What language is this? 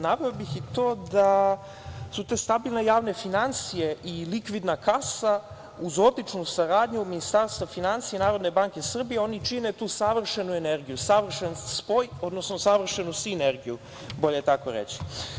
Serbian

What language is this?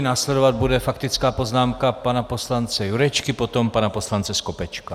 Czech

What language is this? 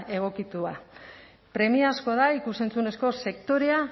Basque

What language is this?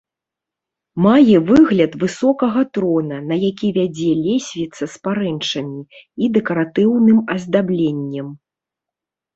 Belarusian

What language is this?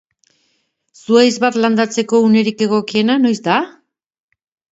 Basque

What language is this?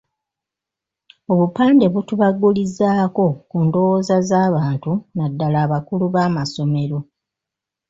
Ganda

